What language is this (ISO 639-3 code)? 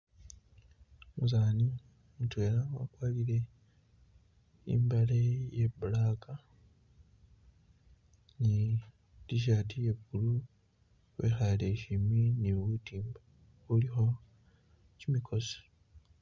myx